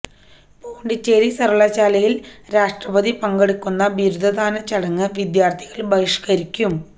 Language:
Malayalam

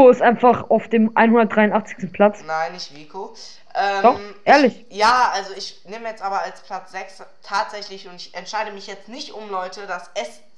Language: German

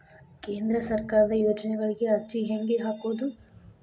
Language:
Kannada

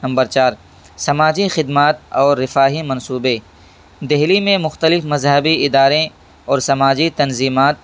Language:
Urdu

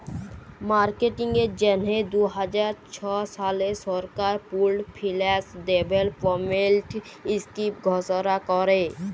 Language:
Bangla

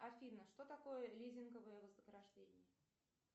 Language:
Russian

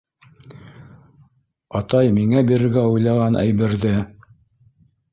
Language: Bashkir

